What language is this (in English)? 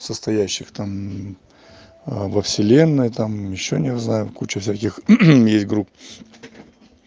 Russian